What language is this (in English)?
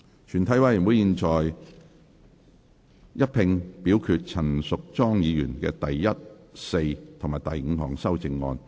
Cantonese